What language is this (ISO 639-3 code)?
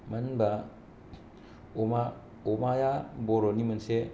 brx